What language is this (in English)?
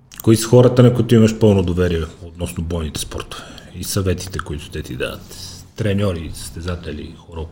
Bulgarian